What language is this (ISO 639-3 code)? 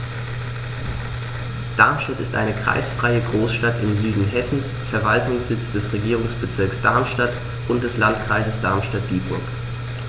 deu